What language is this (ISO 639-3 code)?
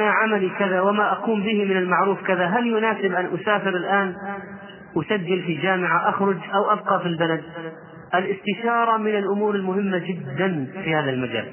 ara